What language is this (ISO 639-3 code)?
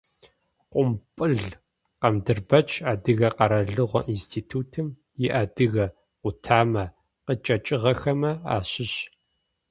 ady